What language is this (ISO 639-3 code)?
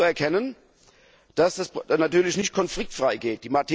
deu